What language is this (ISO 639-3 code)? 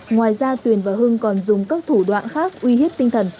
vie